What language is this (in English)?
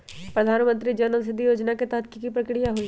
Magahi